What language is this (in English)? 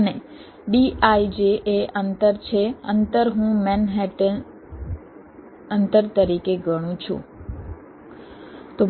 Gujarati